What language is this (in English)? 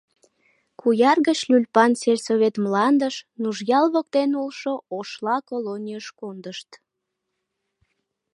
Mari